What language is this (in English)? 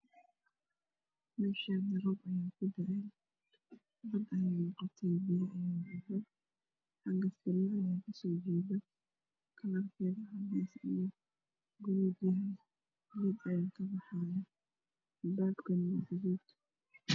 Somali